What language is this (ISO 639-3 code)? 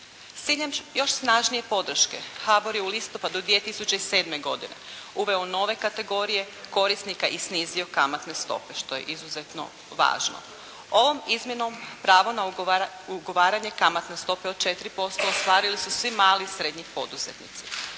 hrv